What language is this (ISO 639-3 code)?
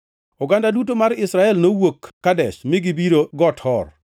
luo